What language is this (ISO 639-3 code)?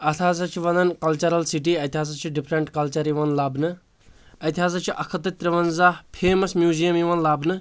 kas